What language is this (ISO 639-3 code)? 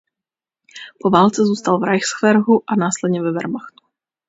ces